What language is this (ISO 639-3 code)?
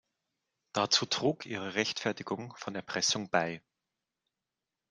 deu